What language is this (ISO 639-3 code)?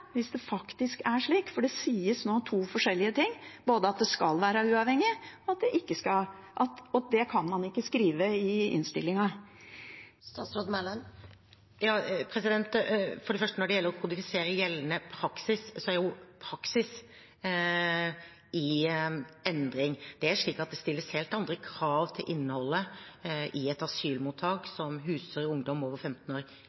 nob